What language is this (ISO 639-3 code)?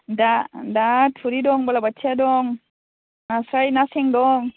brx